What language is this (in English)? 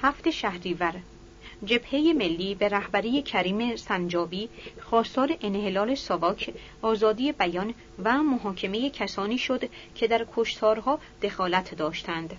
Persian